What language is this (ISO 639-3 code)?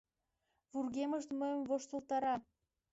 chm